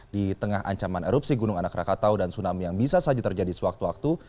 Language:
Indonesian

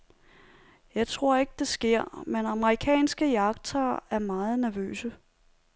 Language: Danish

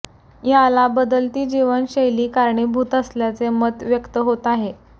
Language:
Marathi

